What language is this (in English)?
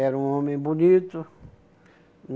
Portuguese